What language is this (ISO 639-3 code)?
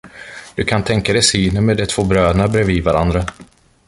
swe